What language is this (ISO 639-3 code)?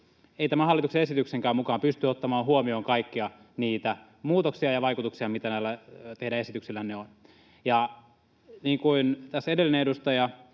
fin